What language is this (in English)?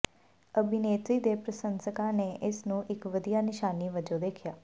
Punjabi